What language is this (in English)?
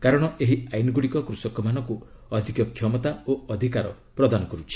Odia